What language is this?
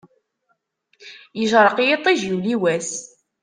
Kabyle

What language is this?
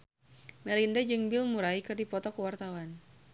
Sundanese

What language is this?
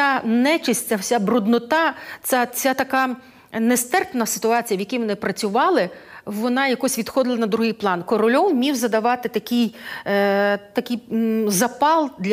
Ukrainian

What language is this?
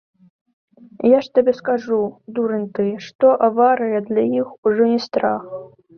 Belarusian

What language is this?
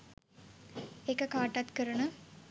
Sinhala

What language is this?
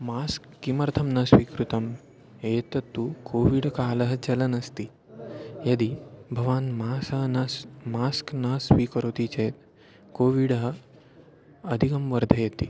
Sanskrit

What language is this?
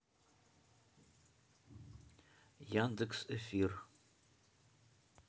Russian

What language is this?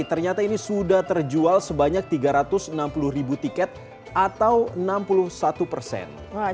Indonesian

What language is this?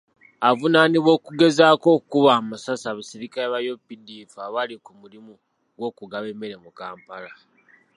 Ganda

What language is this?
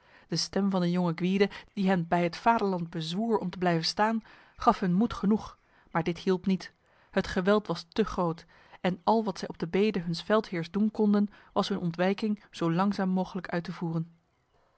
Dutch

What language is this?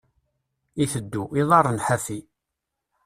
Kabyle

